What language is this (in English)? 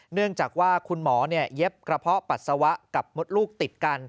Thai